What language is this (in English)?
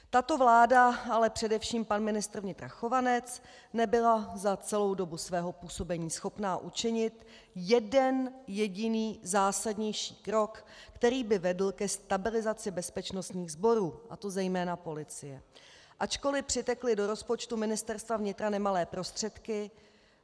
Czech